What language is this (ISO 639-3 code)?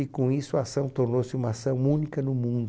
por